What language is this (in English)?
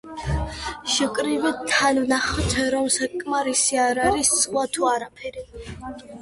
Georgian